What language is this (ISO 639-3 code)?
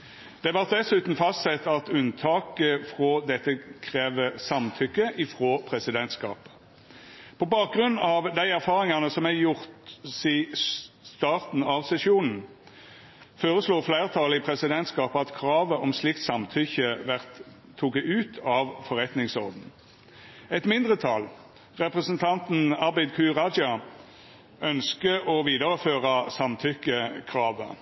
nno